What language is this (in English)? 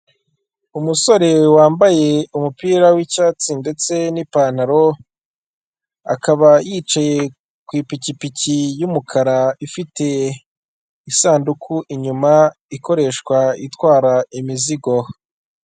Kinyarwanda